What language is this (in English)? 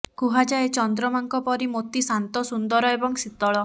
Odia